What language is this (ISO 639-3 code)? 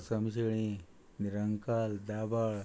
kok